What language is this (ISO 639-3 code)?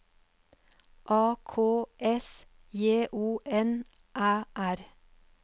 nor